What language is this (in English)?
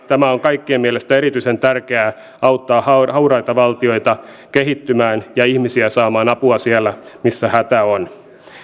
Finnish